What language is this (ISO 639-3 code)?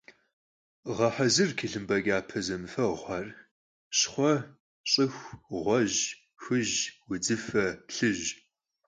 kbd